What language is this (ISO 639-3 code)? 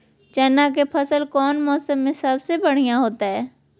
mag